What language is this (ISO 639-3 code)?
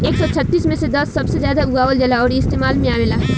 bho